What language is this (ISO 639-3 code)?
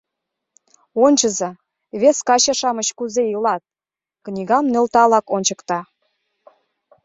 chm